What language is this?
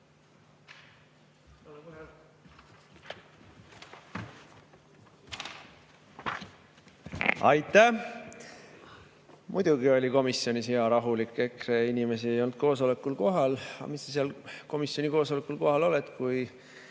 Estonian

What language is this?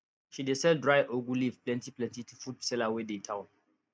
Nigerian Pidgin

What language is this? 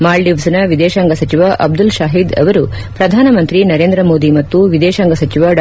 Kannada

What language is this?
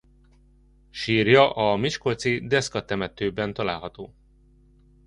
Hungarian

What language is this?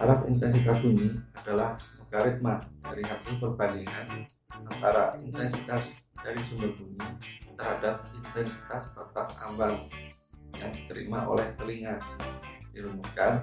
Indonesian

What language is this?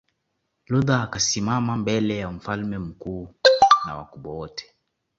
Swahili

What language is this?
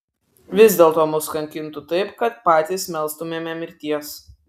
Lithuanian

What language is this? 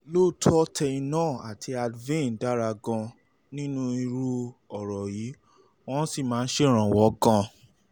Yoruba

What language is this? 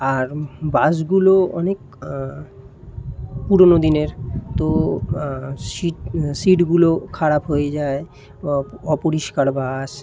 Bangla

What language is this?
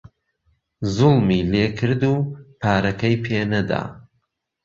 Central Kurdish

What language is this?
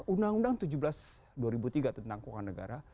Indonesian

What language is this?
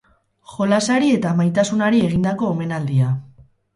Basque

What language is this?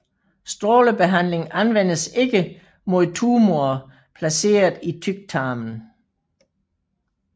Danish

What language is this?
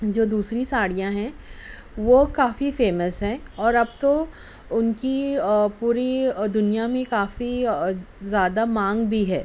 Urdu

